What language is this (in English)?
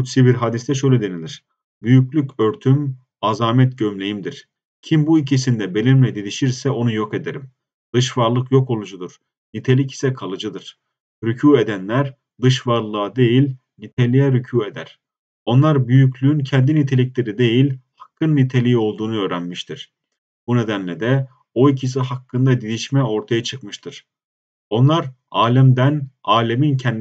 Turkish